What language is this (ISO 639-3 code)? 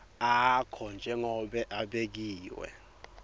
ssw